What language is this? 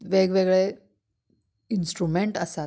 Konkani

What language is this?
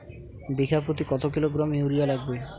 Bangla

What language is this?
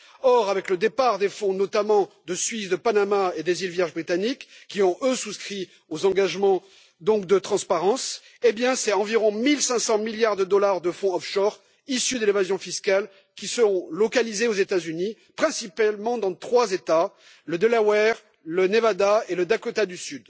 French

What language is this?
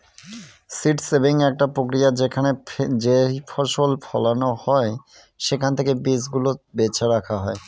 Bangla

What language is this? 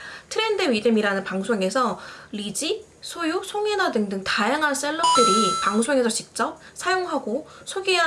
Korean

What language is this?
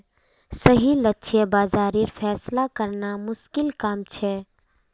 Magahi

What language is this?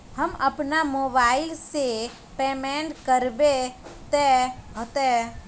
Magahi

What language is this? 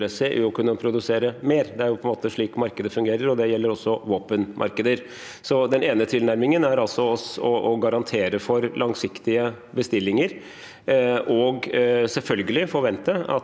Norwegian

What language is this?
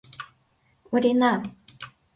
Mari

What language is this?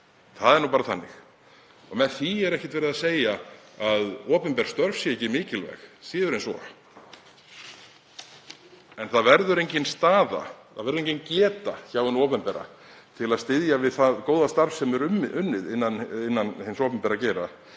Icelandic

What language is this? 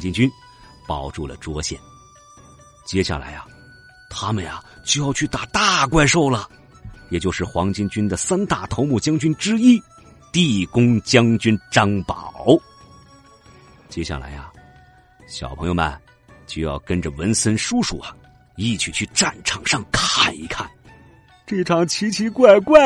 Chinese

